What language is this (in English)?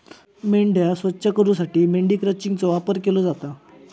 Marathi